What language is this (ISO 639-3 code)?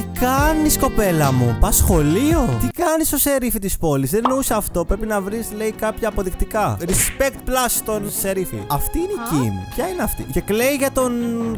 ell